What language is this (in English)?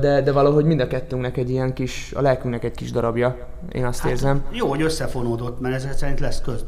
Hungarian